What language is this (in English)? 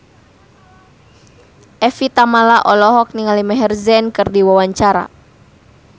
Sundanese